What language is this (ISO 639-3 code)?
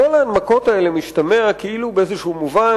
heb